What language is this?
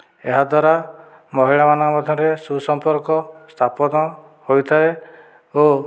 Odia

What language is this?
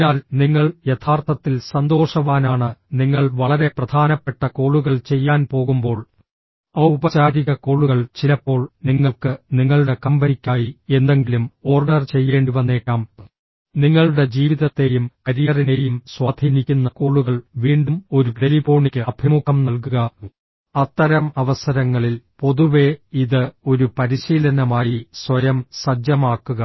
Malayalam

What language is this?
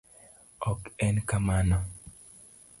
Luo (Kenya and Tanzania)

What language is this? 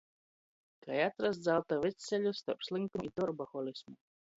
Latgalian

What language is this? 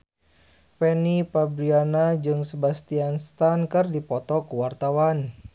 Sundanese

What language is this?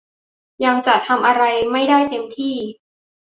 Thai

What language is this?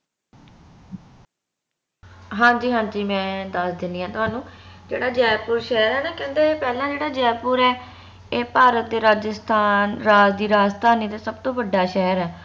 Punjabi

